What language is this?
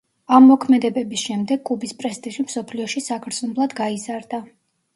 Georgian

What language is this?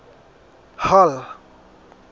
Southern Sotho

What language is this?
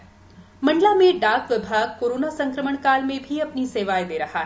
Hindi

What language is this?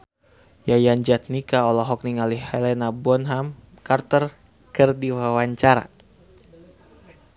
Sundanese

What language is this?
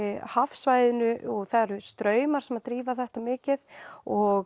Icelandic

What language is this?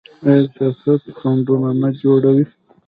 Pashto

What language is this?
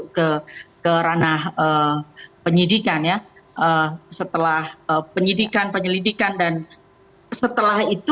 Indonesian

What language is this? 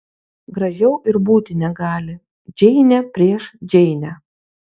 Lithuanian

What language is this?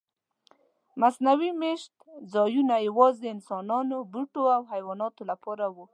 Pashto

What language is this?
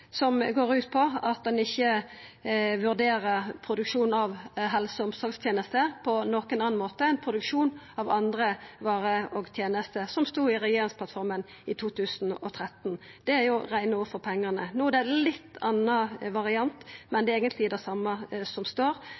Norwegian Nynorsk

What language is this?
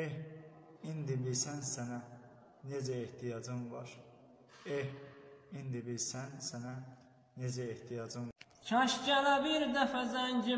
Turkish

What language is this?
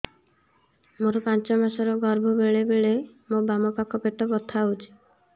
Odia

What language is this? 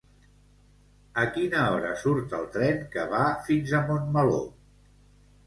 Catalan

